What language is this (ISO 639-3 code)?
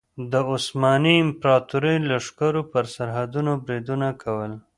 pus